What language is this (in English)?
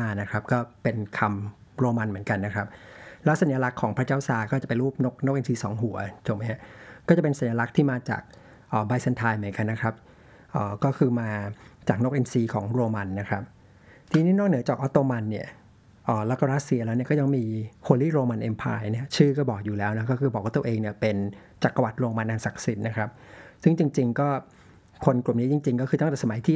Thai